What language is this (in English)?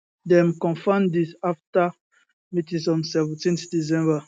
Nigerian Pidgin